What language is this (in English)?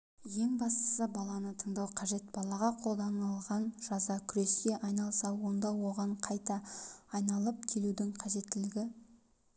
Kazakh